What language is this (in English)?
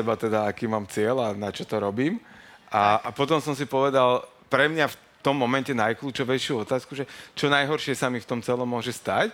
Slovak